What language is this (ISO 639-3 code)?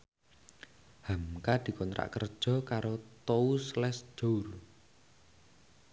jav